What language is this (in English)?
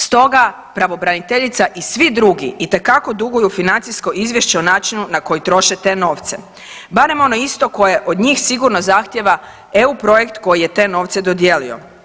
Croatian